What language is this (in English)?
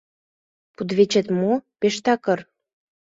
Mari